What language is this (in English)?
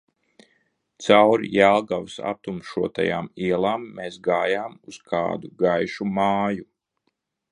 Latvian